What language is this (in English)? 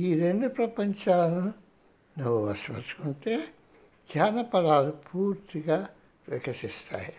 Telugu